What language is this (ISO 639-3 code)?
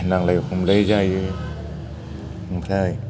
brx